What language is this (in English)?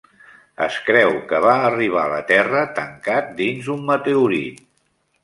Catalan